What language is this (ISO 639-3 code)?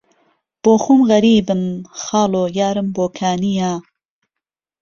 ckb